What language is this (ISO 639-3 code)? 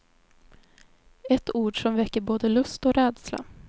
swe